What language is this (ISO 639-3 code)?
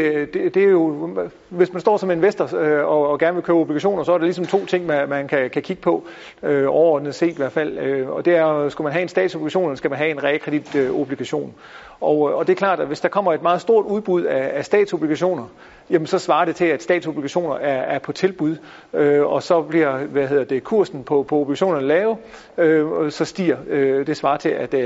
dan